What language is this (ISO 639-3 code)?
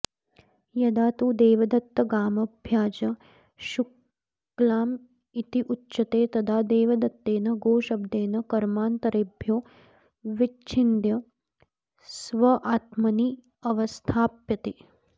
san